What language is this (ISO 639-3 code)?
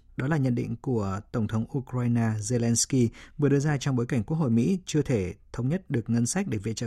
vie